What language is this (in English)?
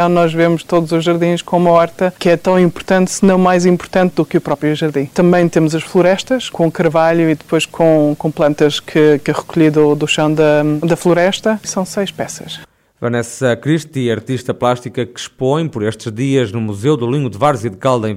Portuguese